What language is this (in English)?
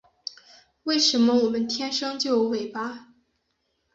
Chinese